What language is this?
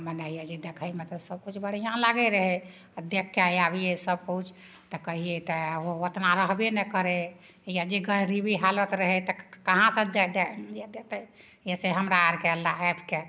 Maithili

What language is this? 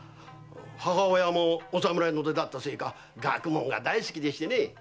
Japanese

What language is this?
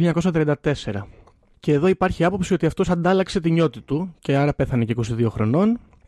Greek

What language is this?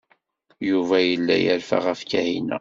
Kabyle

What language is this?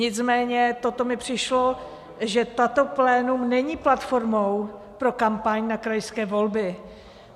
Czech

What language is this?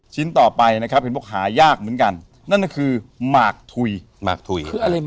Thai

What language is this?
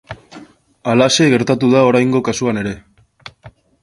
Basque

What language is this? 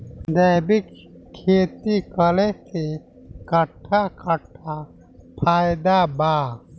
Bhojpuri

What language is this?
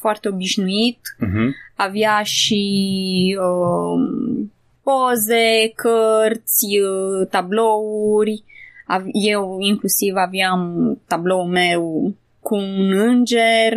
Romanian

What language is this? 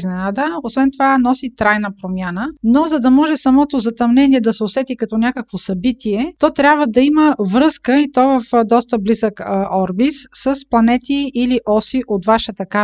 Bulgarian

